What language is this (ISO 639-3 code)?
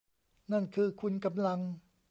tha